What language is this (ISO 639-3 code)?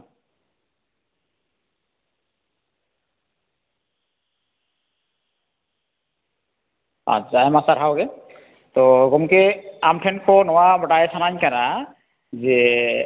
sat